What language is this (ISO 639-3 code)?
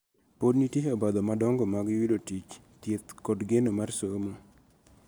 luo